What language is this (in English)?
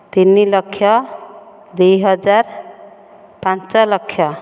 Odia